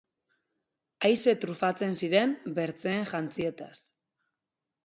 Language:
Basque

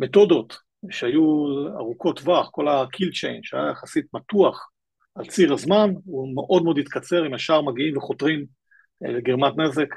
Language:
Hebrew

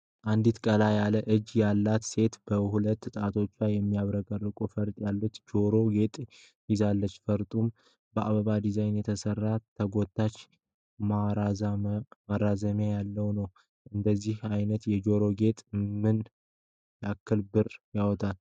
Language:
Amharic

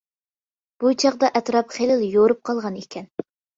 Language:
Uyghur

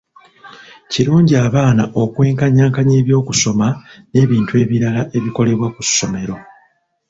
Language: Ganda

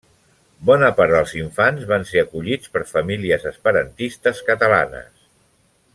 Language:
Catalan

